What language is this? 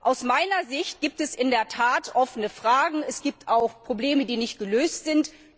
German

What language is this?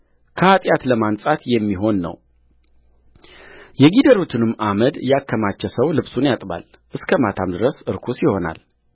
Amharic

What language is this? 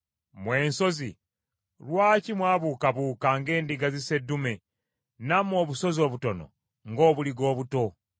Ganda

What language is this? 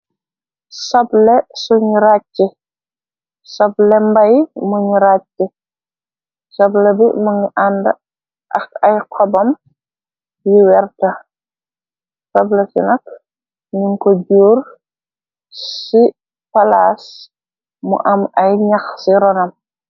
Wolof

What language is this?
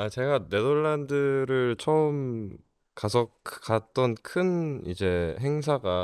Korean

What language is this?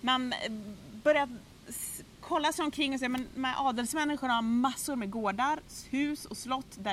Swedish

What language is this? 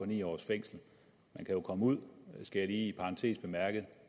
Danish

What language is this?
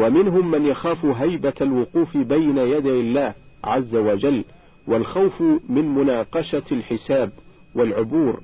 Arabic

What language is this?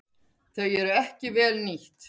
Icelandic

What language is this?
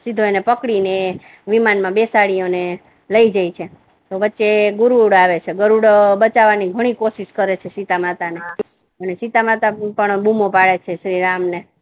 Gujarati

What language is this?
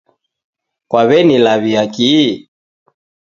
Taita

